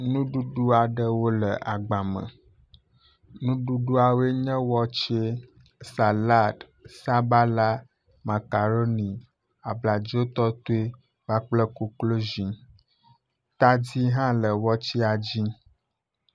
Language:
Ewe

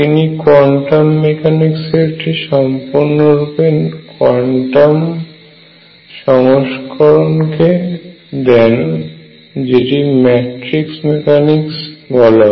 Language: Bangla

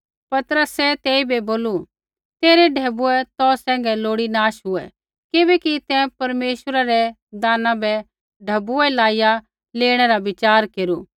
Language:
Kullu Pahari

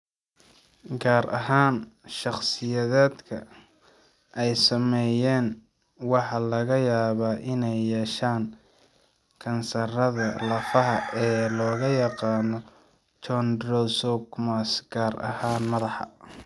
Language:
Somali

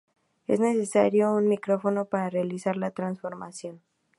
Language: Spanish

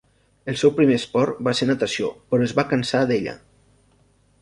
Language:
Catalan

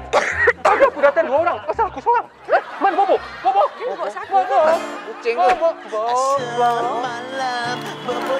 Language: Malay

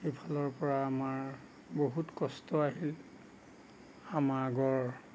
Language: Assamese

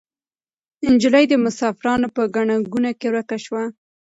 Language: Pashto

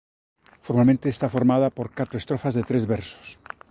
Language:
Galician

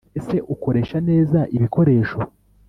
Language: Kinyarwanda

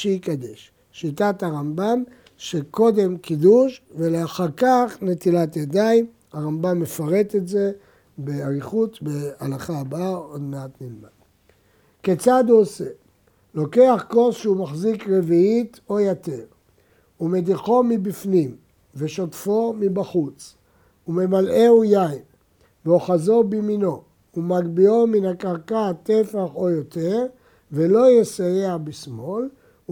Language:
Hebrew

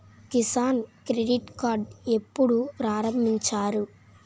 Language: Telugu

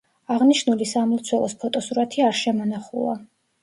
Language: Georgian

